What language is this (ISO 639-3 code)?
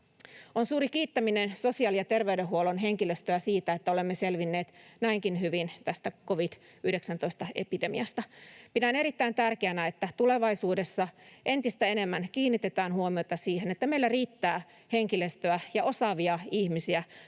fin